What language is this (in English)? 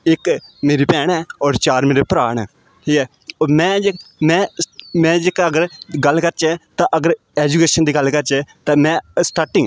Dogri